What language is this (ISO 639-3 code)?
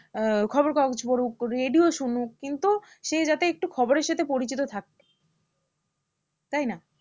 ben